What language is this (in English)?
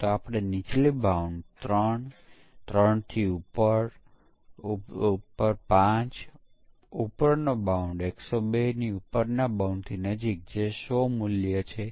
Gujarati